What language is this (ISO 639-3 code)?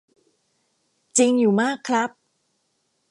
tha